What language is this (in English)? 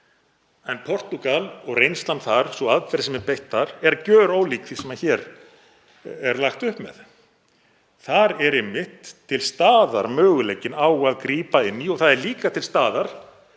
Icelandic